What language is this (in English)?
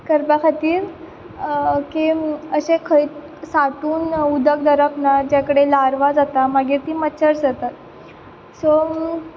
Konkani